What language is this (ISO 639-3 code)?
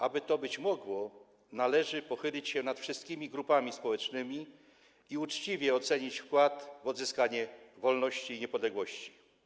pol